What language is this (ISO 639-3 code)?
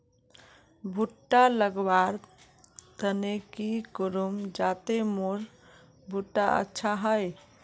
mag